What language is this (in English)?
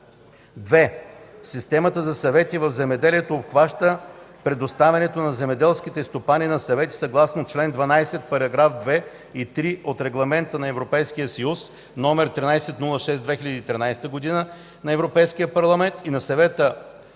Bulgarian